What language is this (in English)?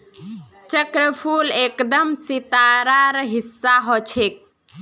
Magahi